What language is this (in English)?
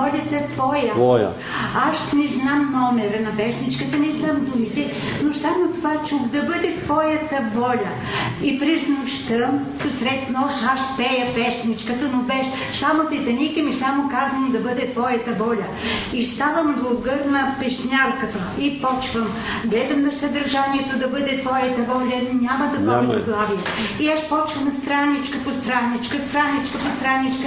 Bulgarian